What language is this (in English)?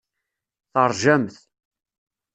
Kabyle